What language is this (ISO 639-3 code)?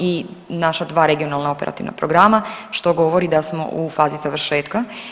hrv